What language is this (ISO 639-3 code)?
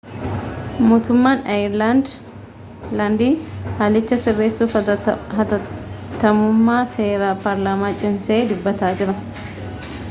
orm